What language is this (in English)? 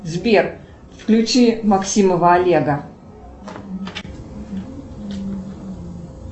Russian